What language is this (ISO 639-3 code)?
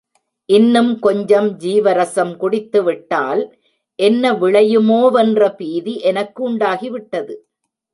tam